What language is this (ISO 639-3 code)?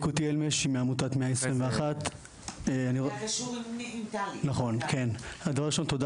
heb